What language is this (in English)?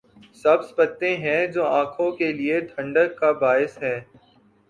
Urdu